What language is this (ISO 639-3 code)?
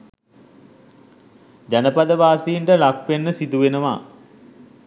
sin